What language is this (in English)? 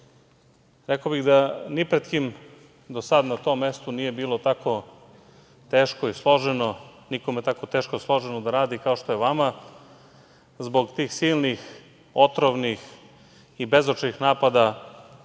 Serbian